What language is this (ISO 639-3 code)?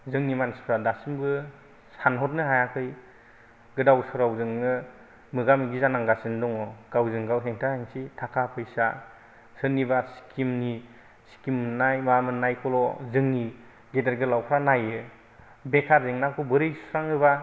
brx